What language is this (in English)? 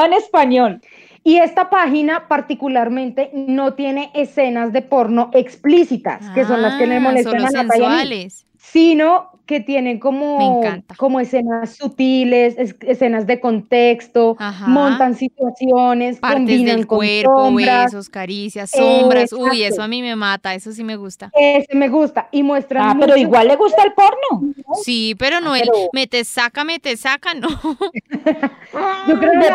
Spanish